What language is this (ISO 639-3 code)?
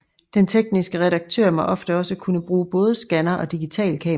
dan